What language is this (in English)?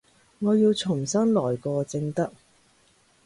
Cantonese